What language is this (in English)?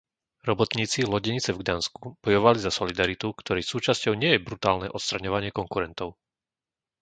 Slovak